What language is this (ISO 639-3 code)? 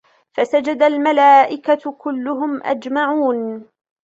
ara